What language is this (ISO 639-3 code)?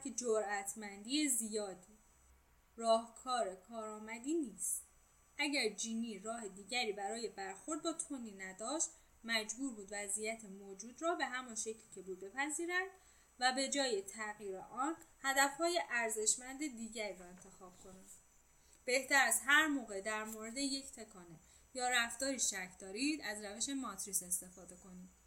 fas